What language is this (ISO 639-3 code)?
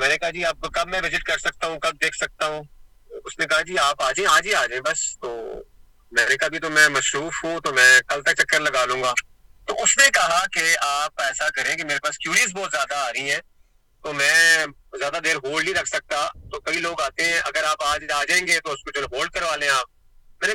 urd